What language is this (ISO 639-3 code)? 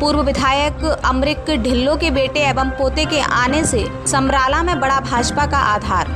hin